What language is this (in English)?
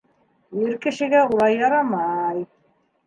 Bashkir